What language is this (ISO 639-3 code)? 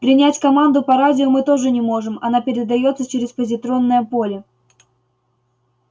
rus